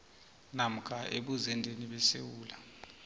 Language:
South Ndebele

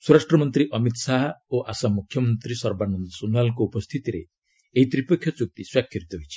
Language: Odia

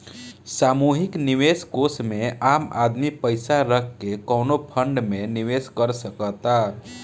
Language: Bhojpuri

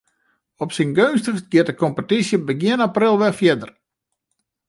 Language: Western Frisian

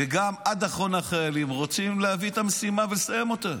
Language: Hebrew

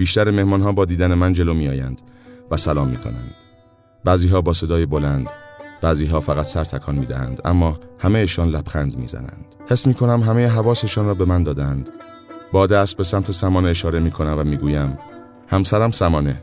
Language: Persian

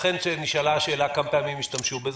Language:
Hebrew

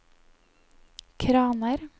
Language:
Norwegian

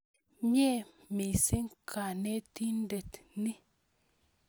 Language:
Kalenjin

